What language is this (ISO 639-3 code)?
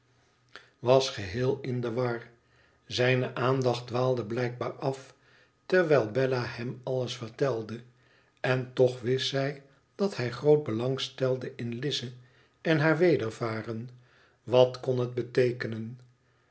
nld